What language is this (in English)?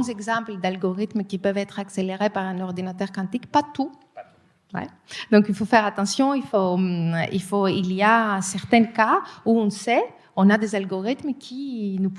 French